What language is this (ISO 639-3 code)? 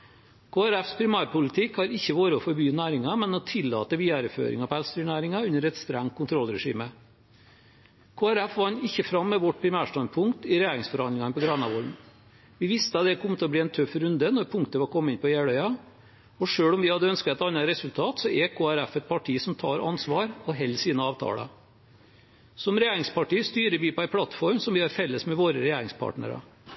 nob